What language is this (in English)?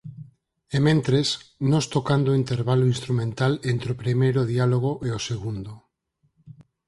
Galician